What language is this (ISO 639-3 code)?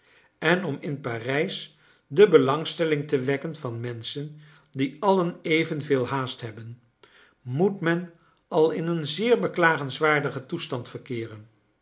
nld